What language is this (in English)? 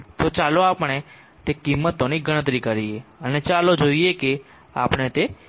Gujarati